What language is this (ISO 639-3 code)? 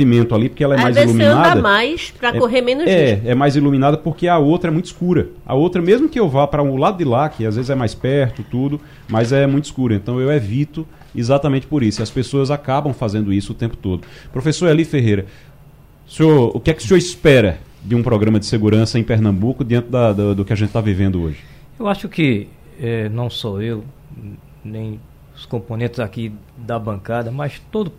por